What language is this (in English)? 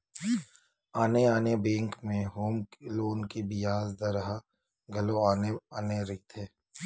Chhattisgarhi